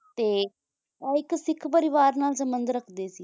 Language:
Punjabi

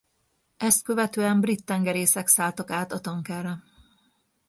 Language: Hungarian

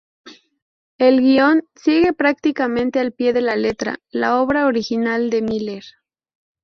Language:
Spanish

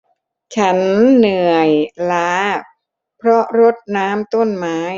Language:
Thai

